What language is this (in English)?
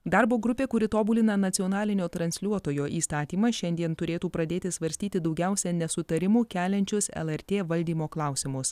Lithuanian